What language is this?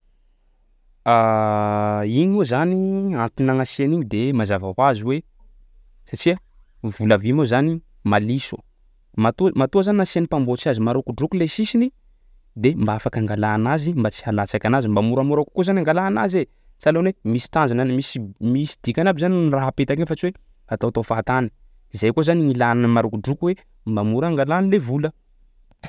Sakalava Malagasy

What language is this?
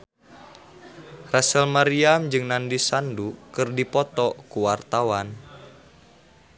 Sundanese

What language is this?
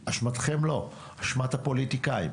Hebrew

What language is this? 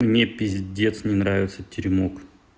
Russian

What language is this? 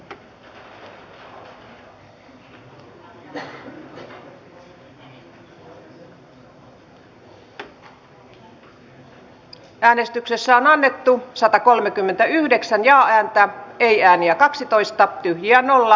Finnish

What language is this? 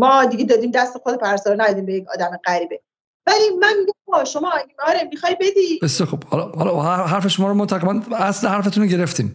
Persian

